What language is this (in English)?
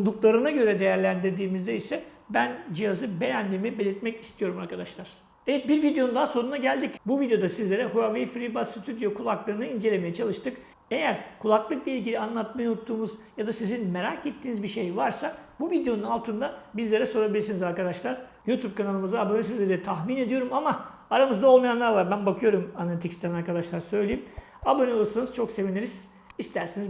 Turkish